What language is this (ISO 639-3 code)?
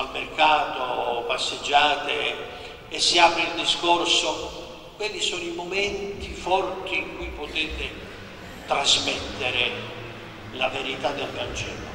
ita